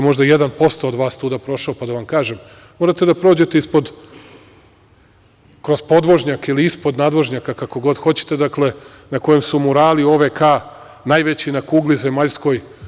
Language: Serbian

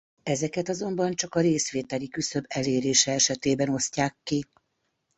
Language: Hungarian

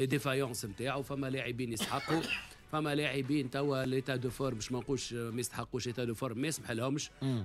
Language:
Arabic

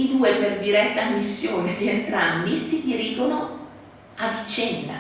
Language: Italian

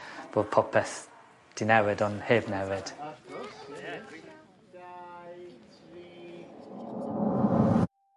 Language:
Welsh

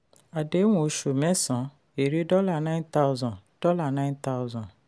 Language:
Yoruba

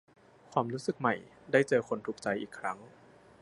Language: Thai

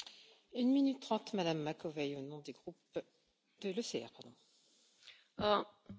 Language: Romanian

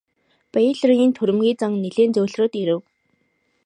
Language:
Mongolian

